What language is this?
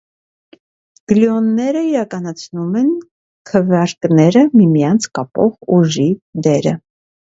Armenian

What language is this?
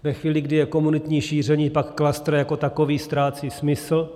Czech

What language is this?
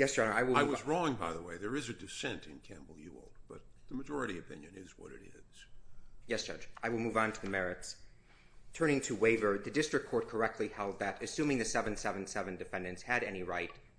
English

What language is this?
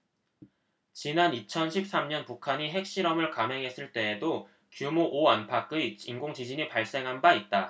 Korean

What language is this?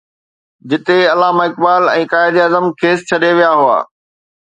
Sindhi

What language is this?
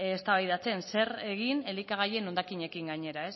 Basque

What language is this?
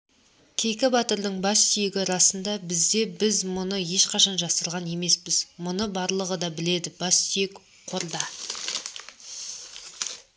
Kazakh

